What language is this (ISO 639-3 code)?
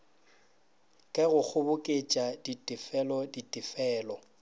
nso